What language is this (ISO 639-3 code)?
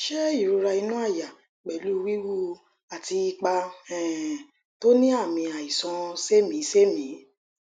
yor